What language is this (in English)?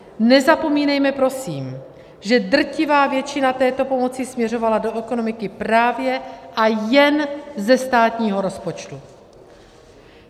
Czech